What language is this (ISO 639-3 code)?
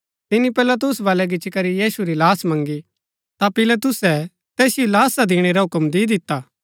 gbk